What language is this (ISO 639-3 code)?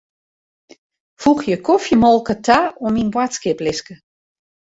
fry